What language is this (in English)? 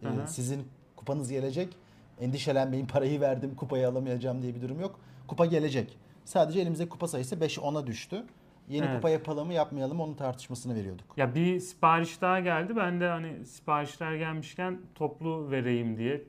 Turkish